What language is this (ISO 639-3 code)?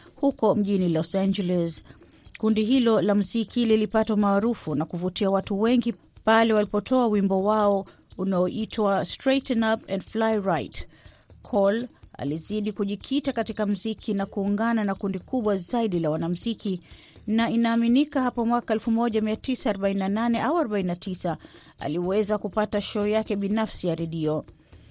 swa